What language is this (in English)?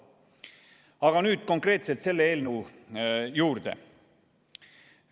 Estonian